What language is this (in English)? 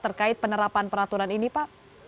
Indonesian